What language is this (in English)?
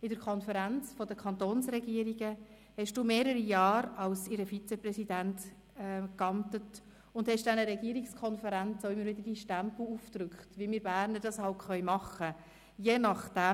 Swiss German